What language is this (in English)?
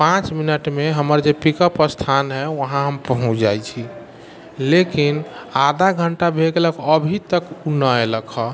Maithili